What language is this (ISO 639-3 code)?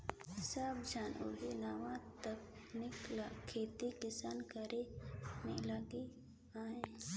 hne